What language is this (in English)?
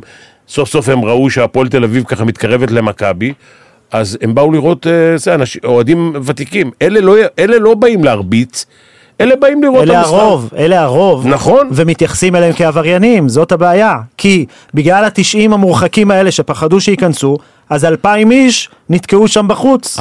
Hebrew